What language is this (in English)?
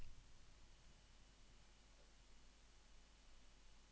Norwegian